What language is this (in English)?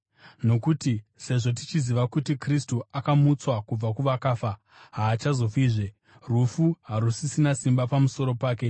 Shona